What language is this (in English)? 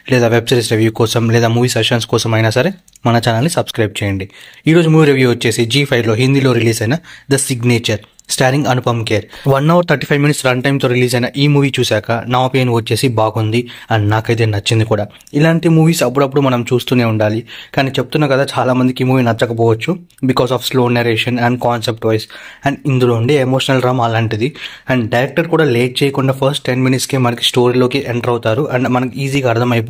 Telugu